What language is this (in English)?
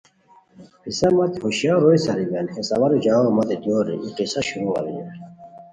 Khowar